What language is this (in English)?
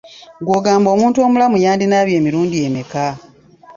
Ganda